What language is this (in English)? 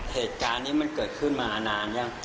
Thai